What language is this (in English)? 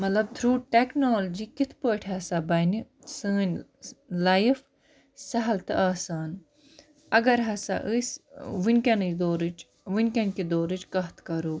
Kashmiri